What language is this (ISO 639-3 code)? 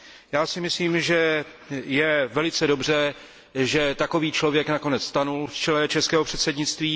ces